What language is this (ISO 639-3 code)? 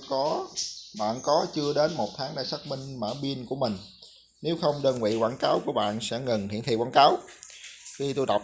vie